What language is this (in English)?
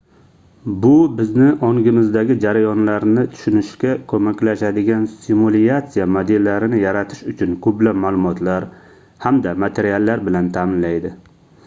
Uzbek